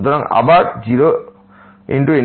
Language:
Bangla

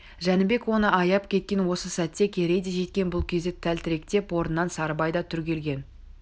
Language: Kazakh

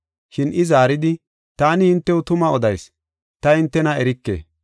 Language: Gofa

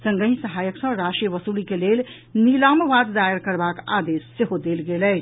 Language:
Maithili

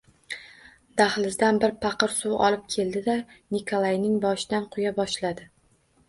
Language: Uzbek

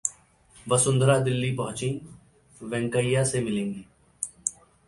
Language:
Hindi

